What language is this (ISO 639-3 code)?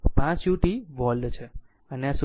guj